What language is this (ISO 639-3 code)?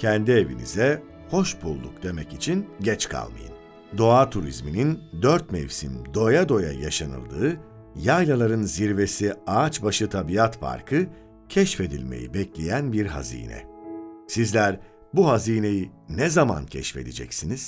tur